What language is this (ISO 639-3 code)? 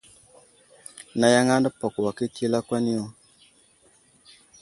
udl